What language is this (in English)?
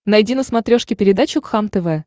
Russian